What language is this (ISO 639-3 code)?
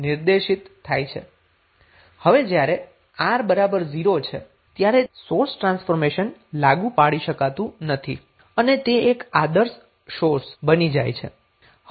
guj